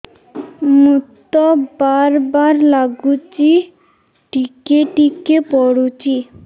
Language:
Odia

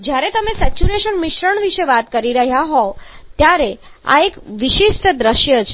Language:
Gujarati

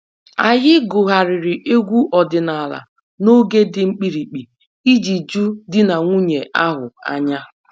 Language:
Igbo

